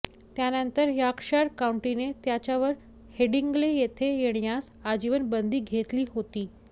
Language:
Marathi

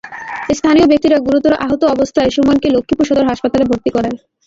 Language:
Bangla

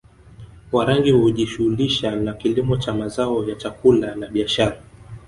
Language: Swahili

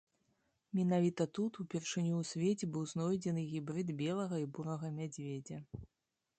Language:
Belarusian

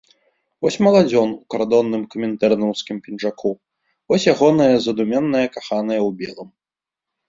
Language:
Belarusian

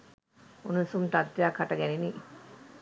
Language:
Sinhala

